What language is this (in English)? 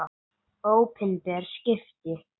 Icelandic